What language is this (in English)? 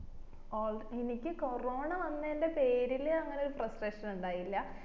Malayalam